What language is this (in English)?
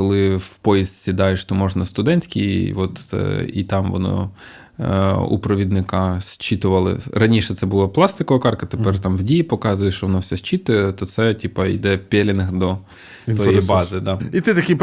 Ukrainian